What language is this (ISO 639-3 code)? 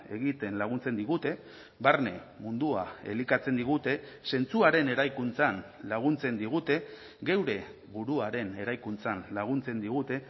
eus